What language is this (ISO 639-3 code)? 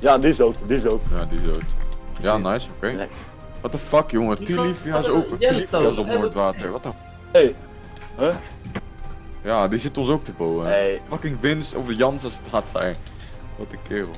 nld